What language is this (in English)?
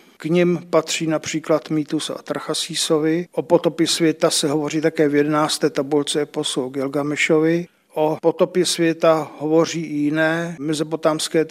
Czech